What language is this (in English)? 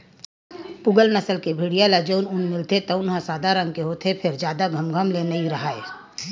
Chhattisgarhi